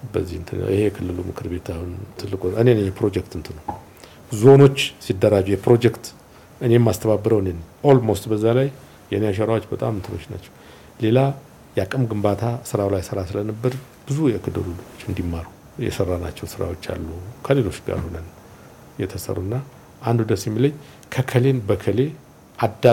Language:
Amharic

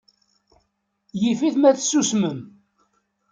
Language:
Kabyle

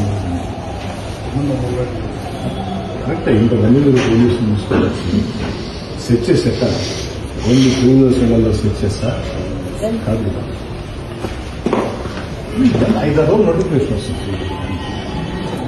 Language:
Telugu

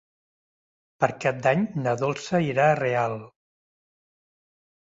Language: Catalan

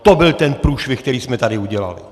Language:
Czech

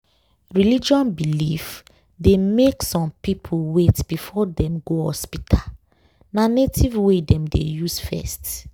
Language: Nigerian Pidgin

